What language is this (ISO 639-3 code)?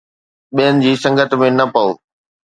snd